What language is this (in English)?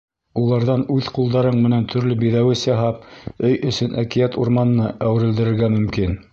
Bashkir